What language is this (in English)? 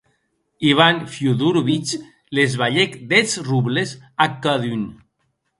Occitan